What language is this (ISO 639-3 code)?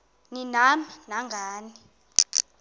xho